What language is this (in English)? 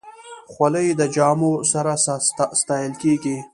Pashto